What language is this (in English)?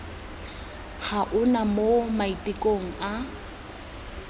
Tswana